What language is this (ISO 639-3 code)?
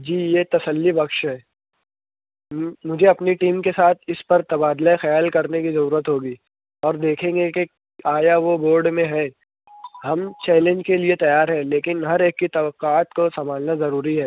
urd